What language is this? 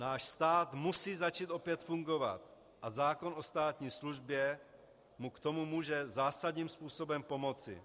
Czech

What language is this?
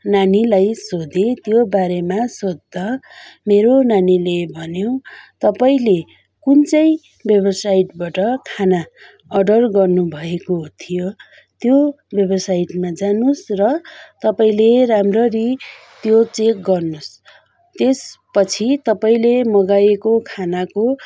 Nepali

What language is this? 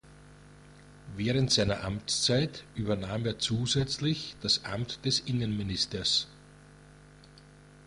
German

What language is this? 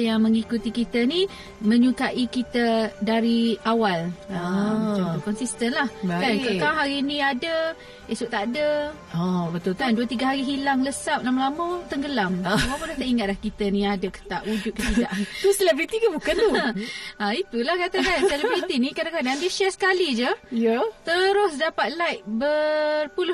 Malay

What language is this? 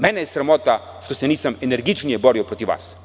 Serbian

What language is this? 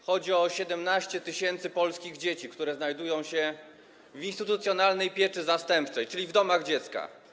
Polish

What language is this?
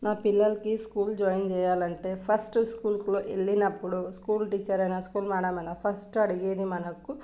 Telugu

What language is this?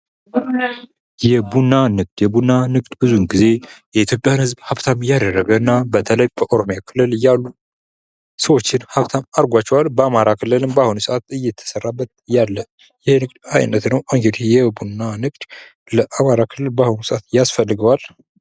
Amharic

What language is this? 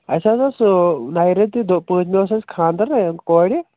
Kashmiri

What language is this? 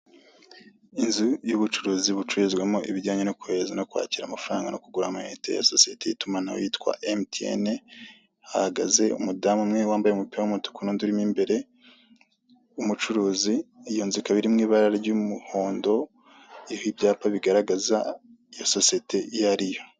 Kinyarwanda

